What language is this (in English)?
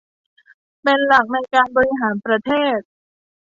Thai